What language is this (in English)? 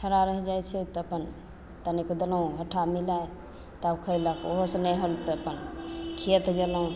Maithili